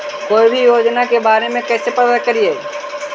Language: Magahi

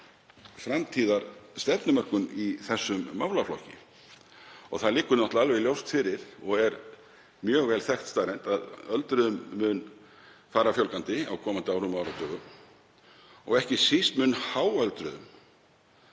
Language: Icelandic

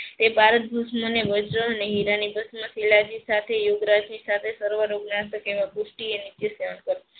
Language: Gujarati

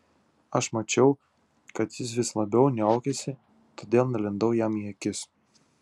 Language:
Lithuanian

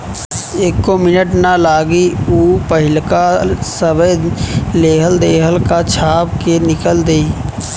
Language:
Bhojpuri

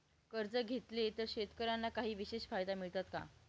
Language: Marathi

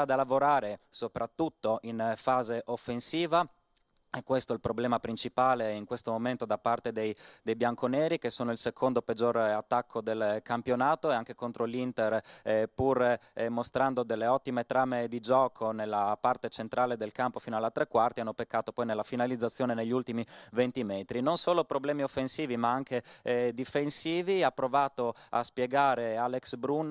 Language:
Italian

